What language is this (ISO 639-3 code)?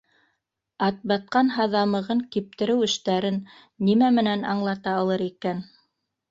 bak